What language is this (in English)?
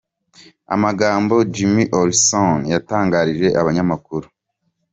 Kinyarwanda